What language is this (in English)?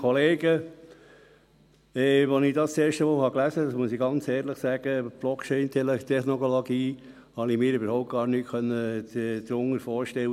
Swiss German